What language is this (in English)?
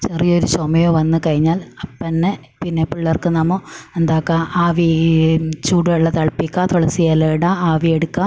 Malayalam